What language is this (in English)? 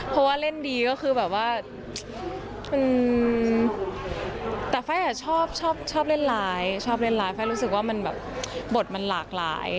Thai